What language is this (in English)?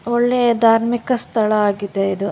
Kannada